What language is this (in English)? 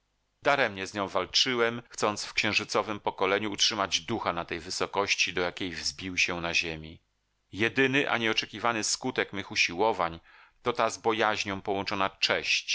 Polish